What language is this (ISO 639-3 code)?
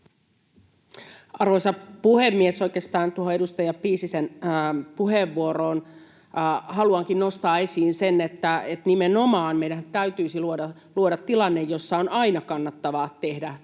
fin